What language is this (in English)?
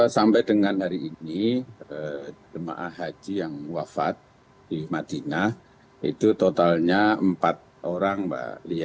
Indonesian